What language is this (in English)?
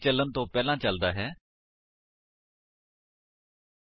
Punjabi